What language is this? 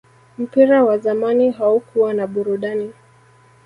Swahili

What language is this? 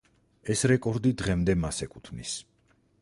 Georgian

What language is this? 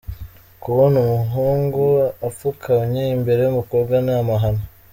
Kinyarwanda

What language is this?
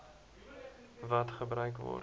Afrikaans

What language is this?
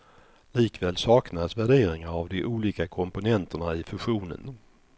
Swedish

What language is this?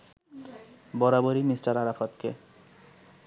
Bangla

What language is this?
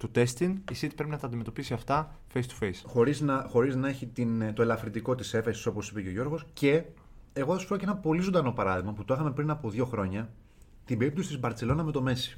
Greek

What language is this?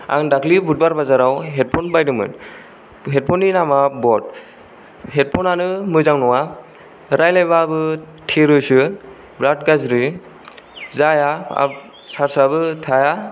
Bodo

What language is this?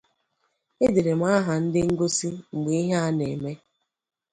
Igbo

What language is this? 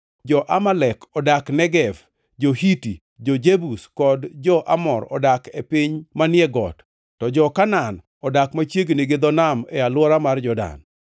Luo (Kenya and Tanzania)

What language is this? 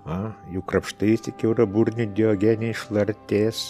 Lithuanian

